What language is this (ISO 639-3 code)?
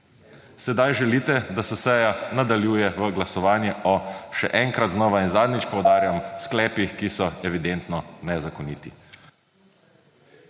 slv